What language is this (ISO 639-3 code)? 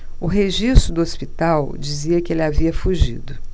por